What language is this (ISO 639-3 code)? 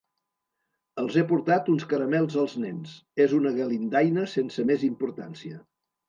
cat